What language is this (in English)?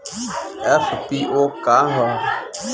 Bhojpuri